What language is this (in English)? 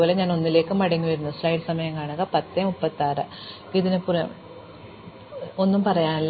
Malayalam